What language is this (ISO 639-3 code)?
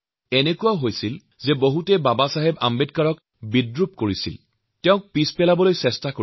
asm